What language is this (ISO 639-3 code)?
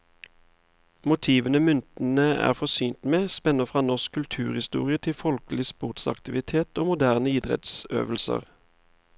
nor